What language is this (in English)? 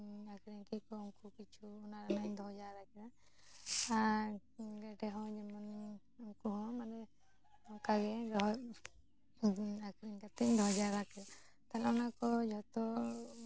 Santali